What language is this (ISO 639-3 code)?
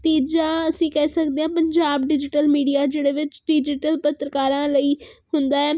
pan